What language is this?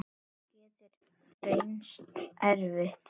Icelandic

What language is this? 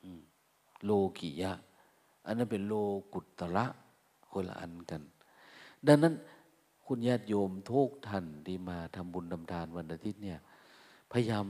Thai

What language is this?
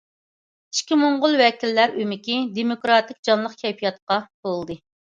Uyghur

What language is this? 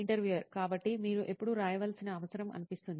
Telugu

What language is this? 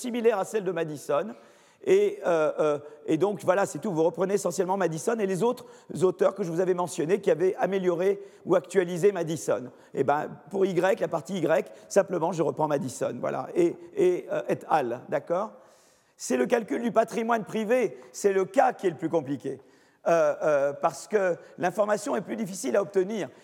French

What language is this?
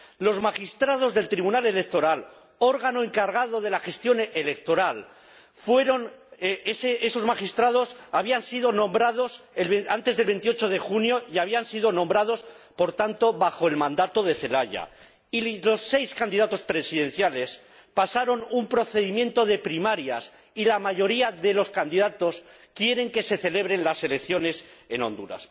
Spanish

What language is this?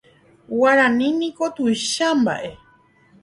Guarani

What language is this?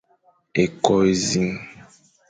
Fang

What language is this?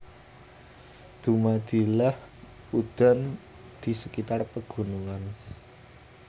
Javanese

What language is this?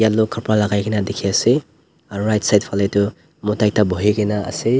Naga Pidgin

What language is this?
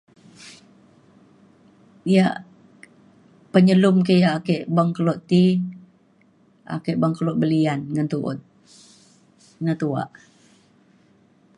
Mainstream Kenyah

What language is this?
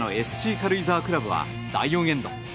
Japanese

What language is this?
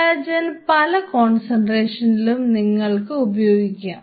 Malayalam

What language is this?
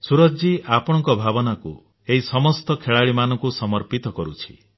Odia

